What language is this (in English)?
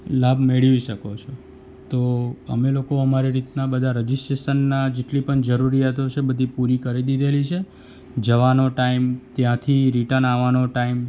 Gujarati